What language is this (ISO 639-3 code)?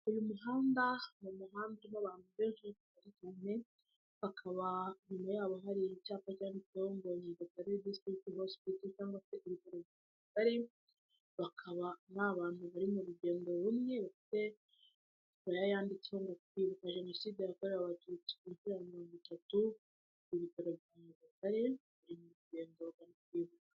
kin